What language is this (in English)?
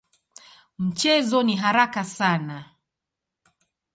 Swahili